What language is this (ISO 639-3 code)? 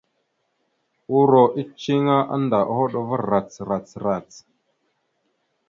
mxu